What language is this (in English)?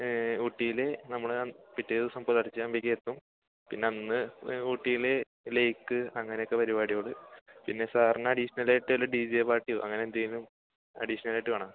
Malayalam